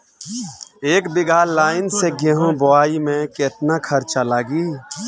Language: Bhojpuri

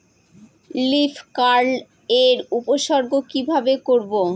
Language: Bangla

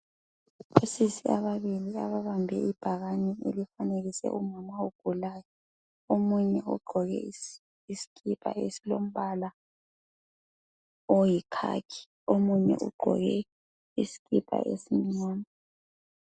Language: North Ndebele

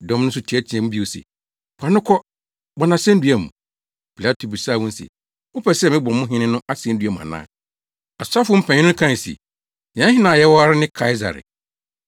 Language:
Akan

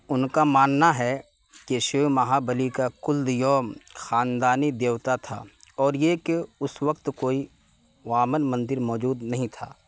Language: Urdu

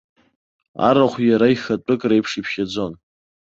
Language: Abkhazian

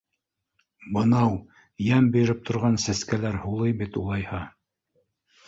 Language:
Bashkir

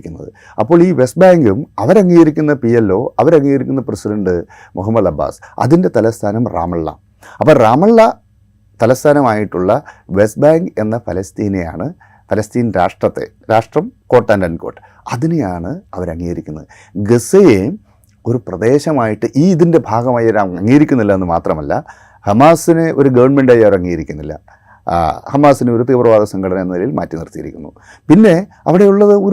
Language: Malayalam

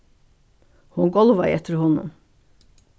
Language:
Faroese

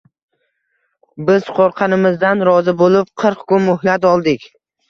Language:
Uzbek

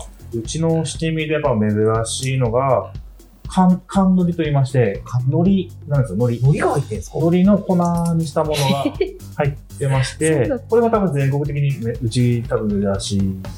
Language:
Japanese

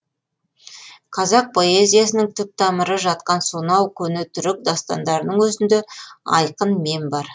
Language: Kazakh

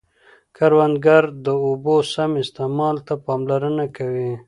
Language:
Pashto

